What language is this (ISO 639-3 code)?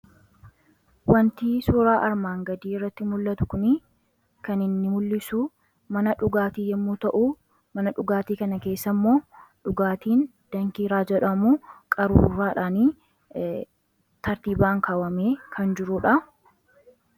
orm